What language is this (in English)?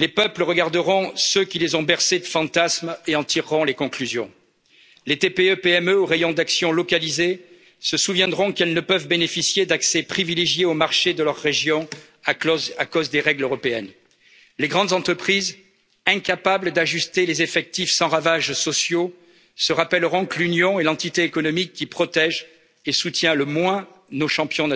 French